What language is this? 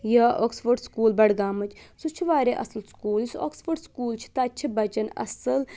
Kashmiri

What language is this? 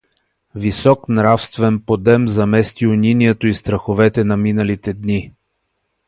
Bulgarian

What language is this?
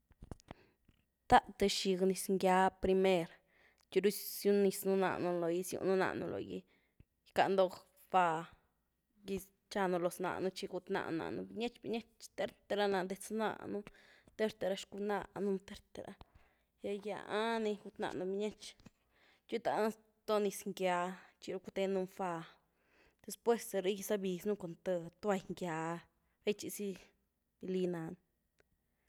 Güilá Zapotec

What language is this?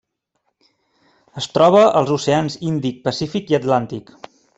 Catalan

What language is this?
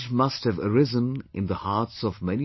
English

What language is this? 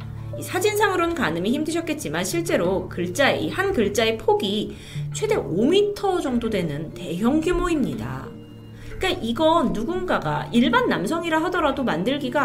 Korean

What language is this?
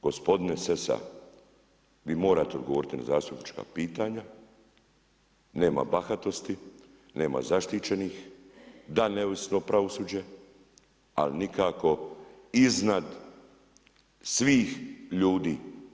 Croatian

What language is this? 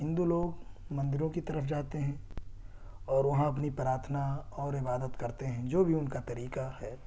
Urdu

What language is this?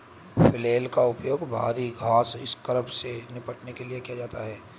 Hindi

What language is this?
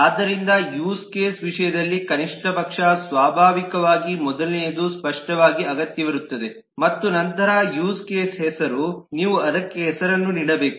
Kannada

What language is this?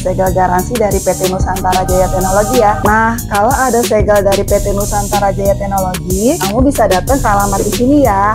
Indonesian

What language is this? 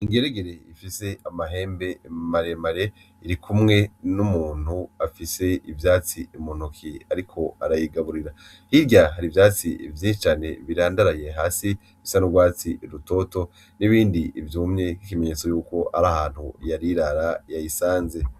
Rundi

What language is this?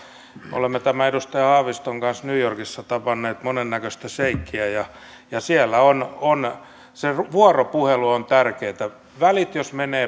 Finnish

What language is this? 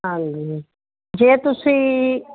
Punjabi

